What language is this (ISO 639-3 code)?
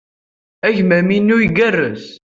kab